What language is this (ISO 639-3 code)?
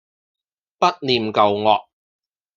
yue